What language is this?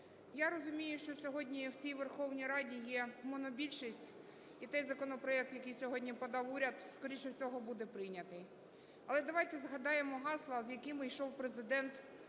Ukrainian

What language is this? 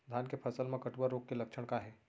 Chhattisgarhi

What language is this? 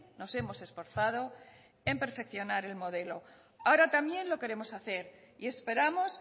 Spanish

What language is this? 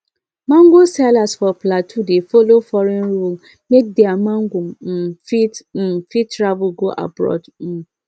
Nigerian Pidgin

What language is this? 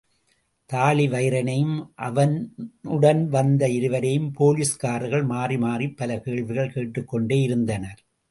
Tamil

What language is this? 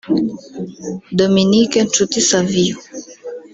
Kinyarwanda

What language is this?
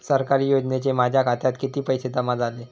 Marathi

